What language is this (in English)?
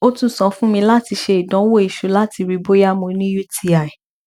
Yoruba